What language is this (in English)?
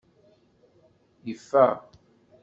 Kabyle